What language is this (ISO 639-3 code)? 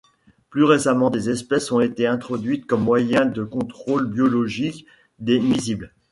fra